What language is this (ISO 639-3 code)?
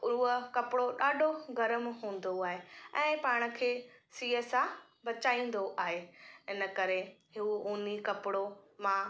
snd